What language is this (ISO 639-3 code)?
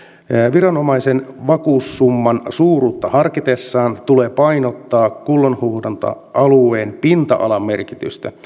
fin